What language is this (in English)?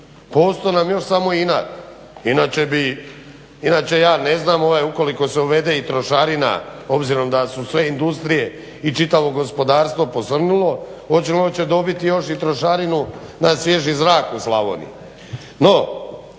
Croatian